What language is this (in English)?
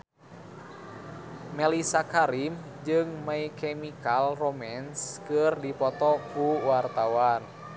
Sundanese